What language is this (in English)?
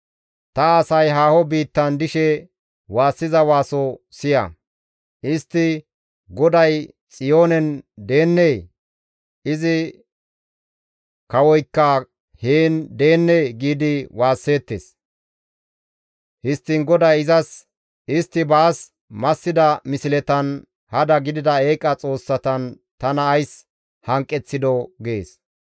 Gamo